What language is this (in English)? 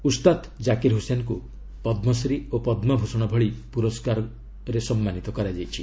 Odia